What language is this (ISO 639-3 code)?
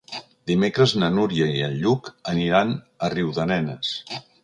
cat